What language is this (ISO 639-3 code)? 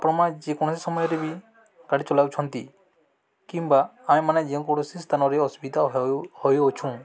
ori